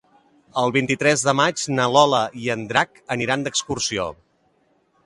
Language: Catalan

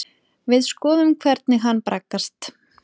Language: Icelandic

